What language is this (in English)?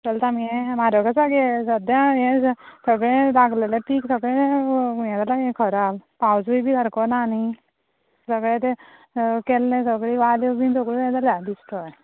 Konkani